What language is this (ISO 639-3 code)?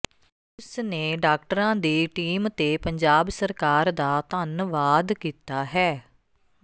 pan